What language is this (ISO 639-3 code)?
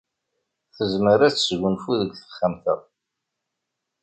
kab